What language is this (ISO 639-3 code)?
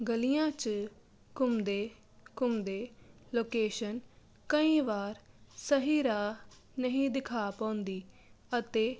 pan